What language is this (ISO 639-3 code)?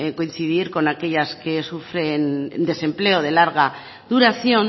spa